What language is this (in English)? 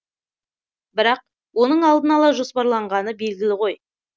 Kazakh